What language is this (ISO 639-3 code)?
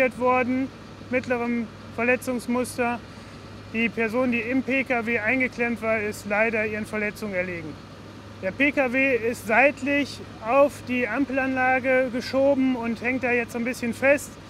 deu